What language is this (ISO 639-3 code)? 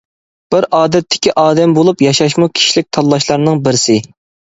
uig